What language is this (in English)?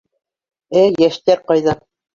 Bashkir